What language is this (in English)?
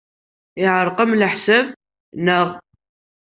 Kabyle